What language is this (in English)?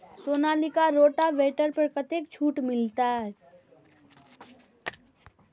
Maithili